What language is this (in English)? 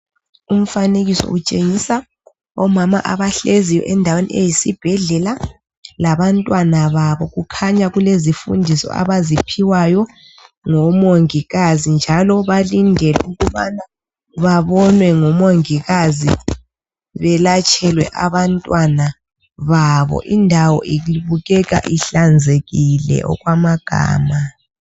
North Ndebele